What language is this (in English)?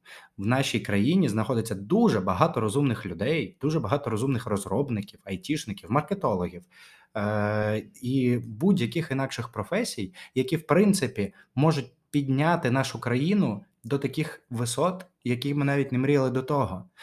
Ukrainian